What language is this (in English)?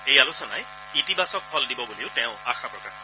Assamese